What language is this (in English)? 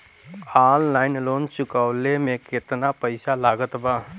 Bhojpuri